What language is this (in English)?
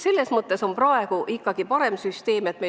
Estonian